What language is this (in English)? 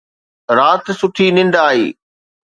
Sindhi